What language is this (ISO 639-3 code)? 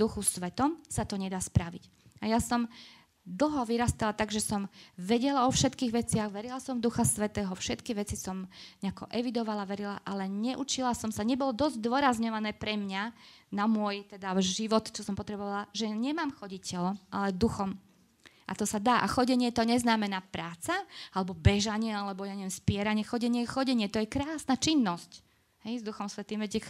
slk